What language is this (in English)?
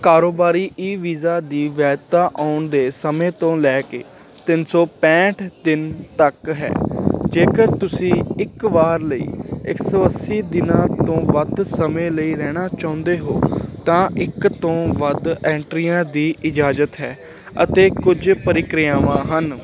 Punjabi